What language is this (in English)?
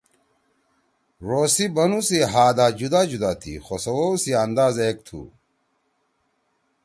Torwali